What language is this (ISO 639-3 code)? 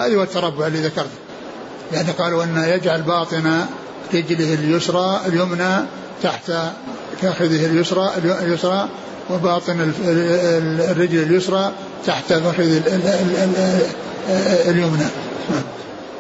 ara